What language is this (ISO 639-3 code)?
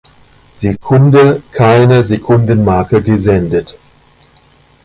deu